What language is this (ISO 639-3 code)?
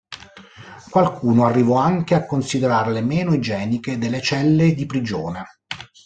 ita